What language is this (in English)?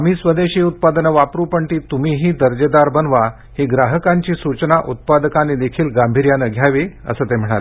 Marathi